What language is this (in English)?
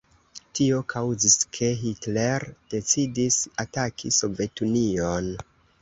Esperanto